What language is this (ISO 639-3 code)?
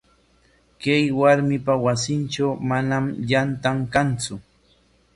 qwa